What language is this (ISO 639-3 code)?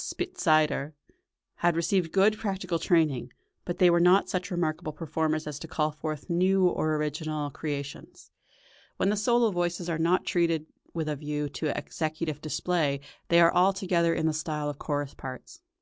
eng